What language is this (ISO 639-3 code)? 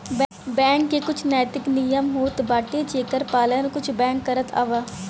bho